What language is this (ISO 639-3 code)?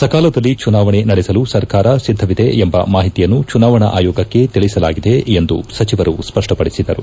kan